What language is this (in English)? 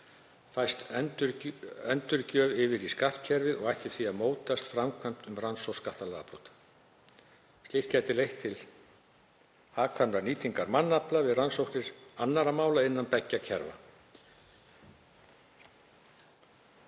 Icelandic